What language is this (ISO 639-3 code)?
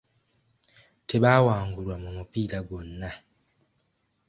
lug